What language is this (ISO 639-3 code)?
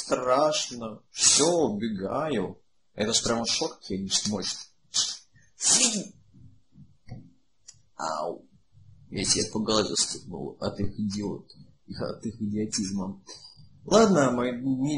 rus